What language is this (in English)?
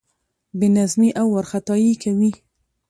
Pashto